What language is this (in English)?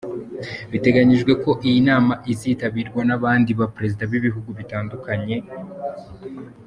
Kinyarwanda